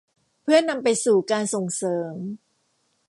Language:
Thai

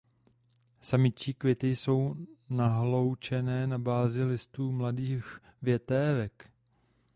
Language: Czech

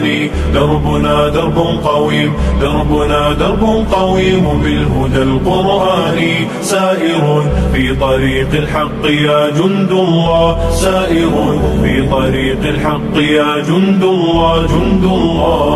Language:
Arabic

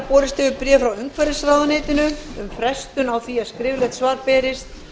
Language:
Icelandic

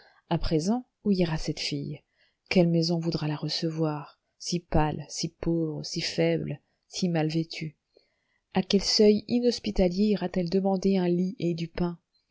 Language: French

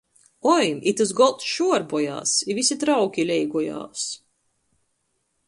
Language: Latgalian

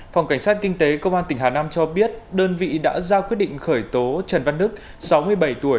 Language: Vietnamese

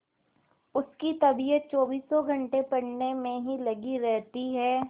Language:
Hindi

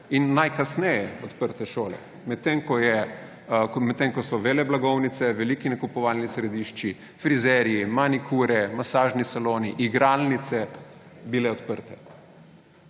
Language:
Slovenian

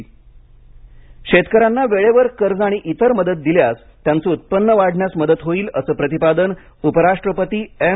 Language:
Marathi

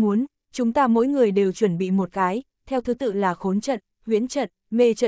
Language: Vietnamese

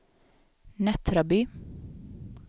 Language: Swedish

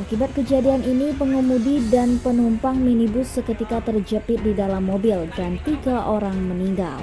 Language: Indonesian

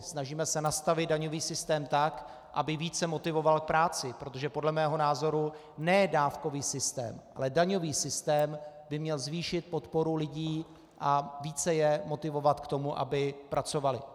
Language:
Czech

